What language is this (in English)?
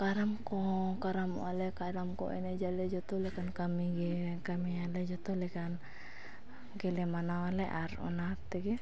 Santali